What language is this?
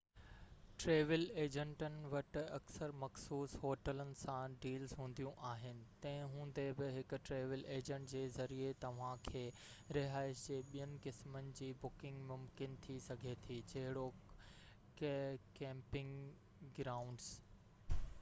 Sindhi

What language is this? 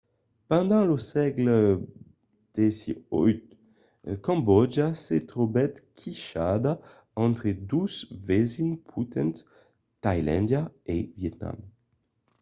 Occitan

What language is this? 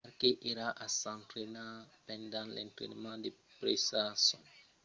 Occitan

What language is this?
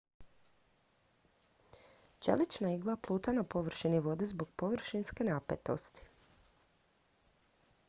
Croatian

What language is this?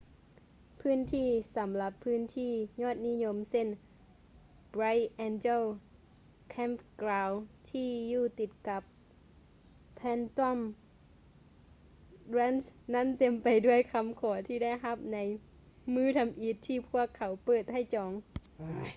Lao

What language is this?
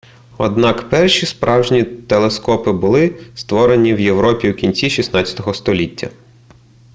Ukrainian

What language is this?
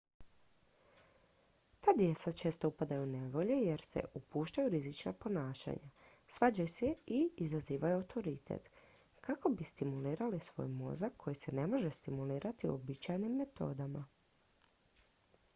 Croatian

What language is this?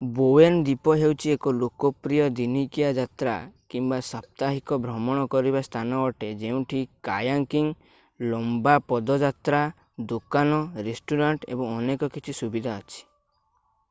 Odia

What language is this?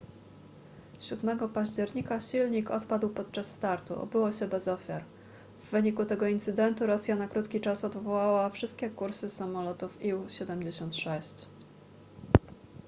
Polish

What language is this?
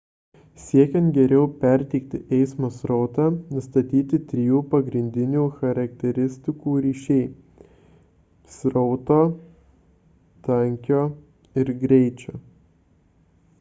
Lithuanian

